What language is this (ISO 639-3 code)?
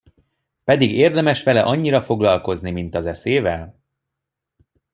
hun